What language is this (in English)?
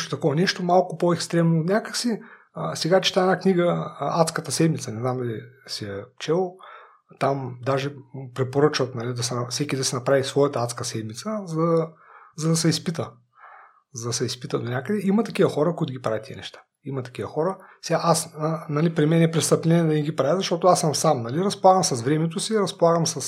Bulgarian